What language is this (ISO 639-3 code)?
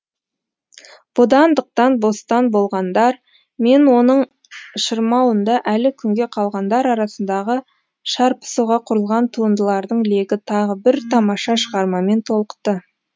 kaz